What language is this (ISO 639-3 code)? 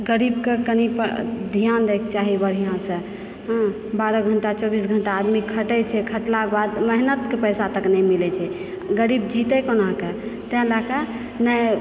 mai